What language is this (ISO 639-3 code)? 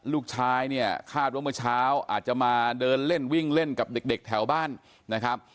tha